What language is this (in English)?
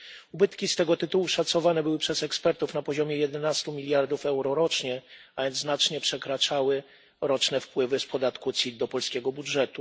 Polish